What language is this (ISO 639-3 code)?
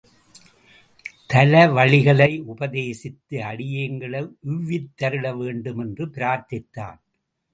tam